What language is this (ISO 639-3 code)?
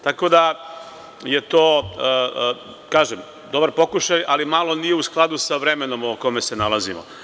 srp